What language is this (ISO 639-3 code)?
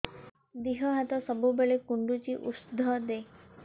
ori